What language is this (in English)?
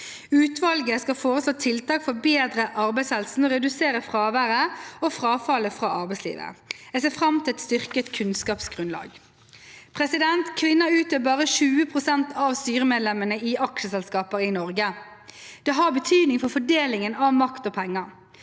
Norwegian